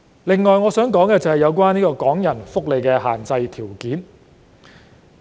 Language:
Cantonese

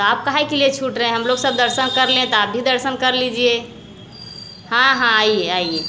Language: Hindi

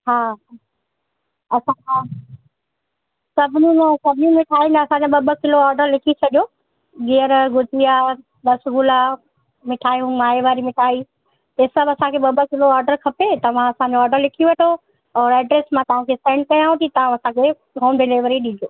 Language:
Sindhi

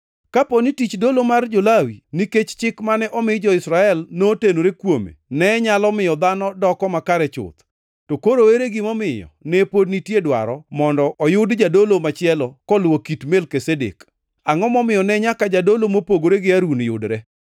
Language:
Luo (Kenya and Tanzania)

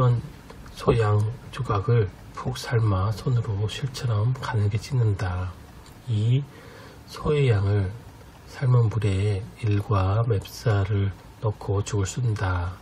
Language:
Korean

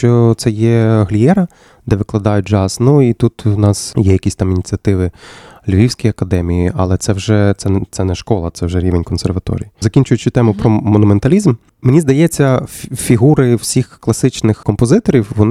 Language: Ukrainian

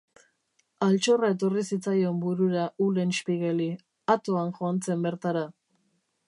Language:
Basque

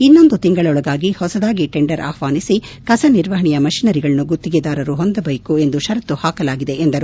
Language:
Kannada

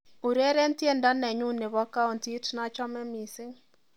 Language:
Kalenjin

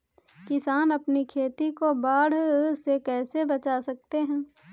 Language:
Hindi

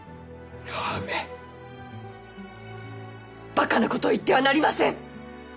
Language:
Japanese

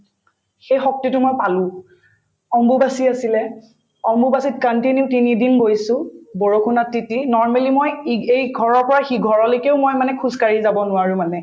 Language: Assamese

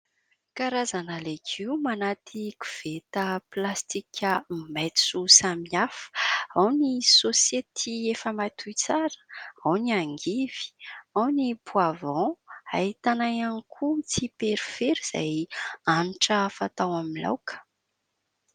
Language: Malagasy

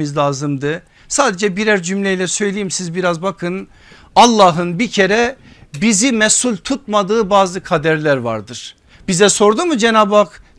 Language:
Turkish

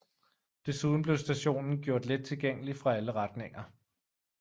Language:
Danish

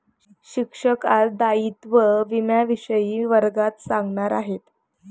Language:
Marathi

